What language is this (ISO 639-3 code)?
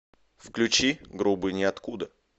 rus